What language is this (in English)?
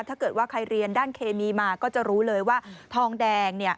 Thai